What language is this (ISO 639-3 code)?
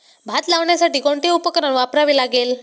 mar